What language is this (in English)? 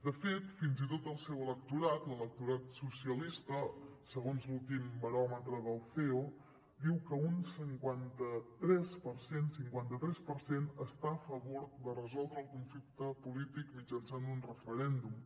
Catalan